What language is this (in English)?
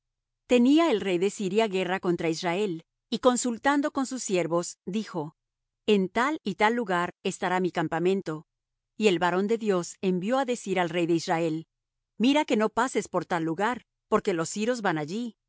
Spanish